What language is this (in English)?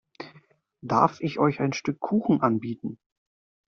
German